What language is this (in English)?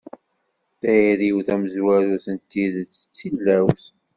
Kabyle